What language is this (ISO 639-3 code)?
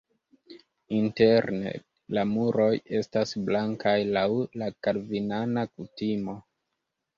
epo